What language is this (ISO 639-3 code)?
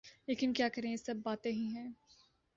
urd